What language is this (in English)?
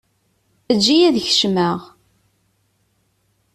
Kabyle